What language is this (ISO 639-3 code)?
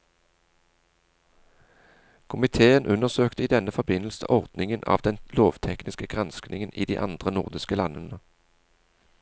nor